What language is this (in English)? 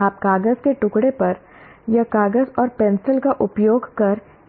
Hindi